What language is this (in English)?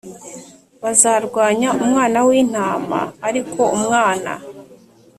Kinyarwanda